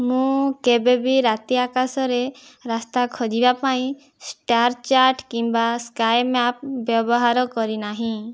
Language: Odia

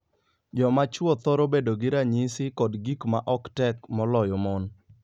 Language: Luo (Kenya and Tanzania)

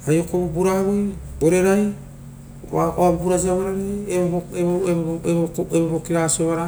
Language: Rotokas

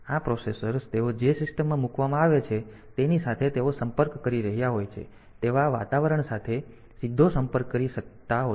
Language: Gujarati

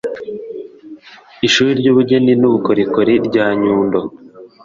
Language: Kinyarwanda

